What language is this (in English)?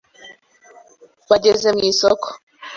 Kinyarwanda